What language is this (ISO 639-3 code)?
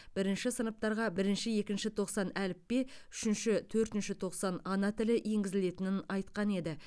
kaz